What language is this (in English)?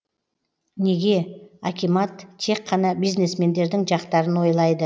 Kazakh